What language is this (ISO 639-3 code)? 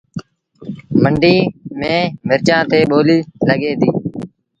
sbn